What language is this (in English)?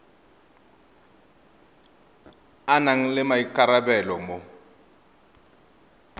Tswana